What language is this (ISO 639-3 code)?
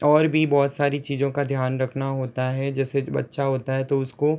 hin